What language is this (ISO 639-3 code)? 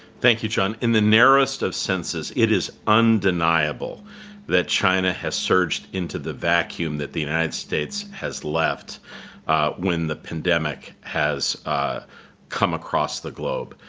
eng